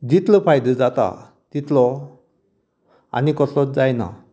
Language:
Konkani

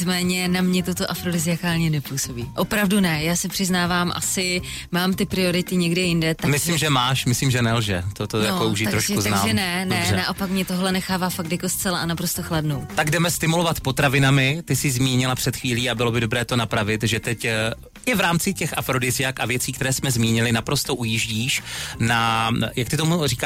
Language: Czech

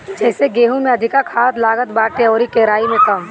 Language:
Bhojpuri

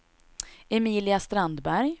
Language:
Swedish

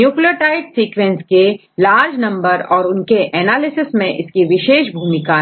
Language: Hindi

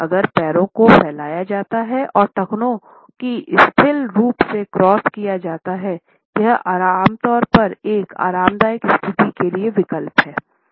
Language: Hindi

